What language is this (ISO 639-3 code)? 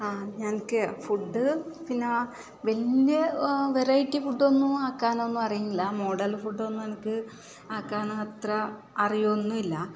mal